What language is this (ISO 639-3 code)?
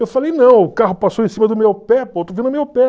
por